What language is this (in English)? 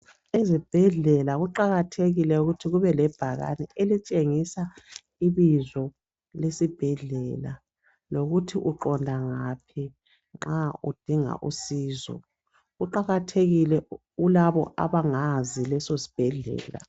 North Ndebele